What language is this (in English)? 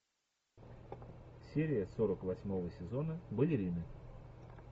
Russian